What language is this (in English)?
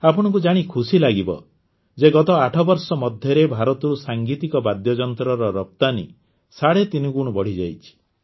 Odia